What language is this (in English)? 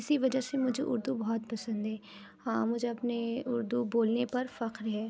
Urdu